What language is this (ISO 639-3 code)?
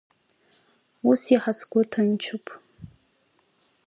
abk